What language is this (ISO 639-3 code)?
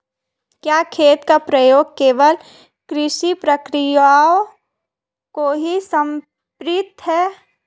hin